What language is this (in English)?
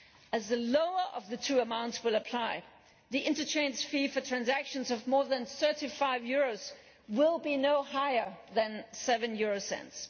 English